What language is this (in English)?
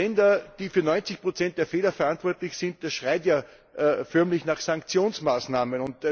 German